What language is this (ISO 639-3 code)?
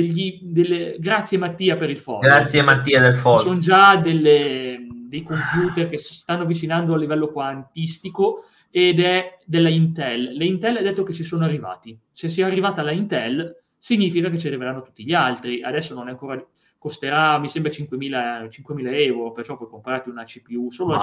ita